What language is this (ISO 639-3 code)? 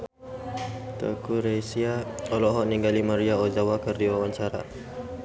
sun